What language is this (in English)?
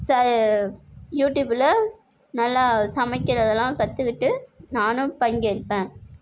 Tamil